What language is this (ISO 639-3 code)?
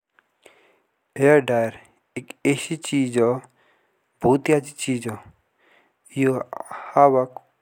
jns